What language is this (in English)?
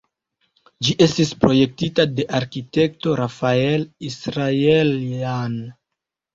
Esperanto